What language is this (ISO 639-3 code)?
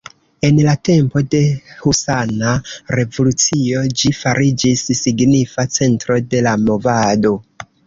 epo